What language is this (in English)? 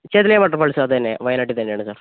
Malayalam